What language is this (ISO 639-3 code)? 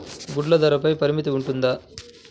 tel